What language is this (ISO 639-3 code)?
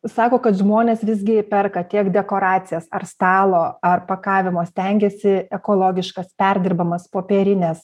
lit